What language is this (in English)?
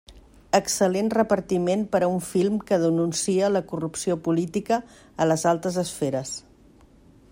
Catalan